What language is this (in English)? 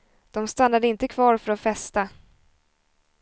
Swedish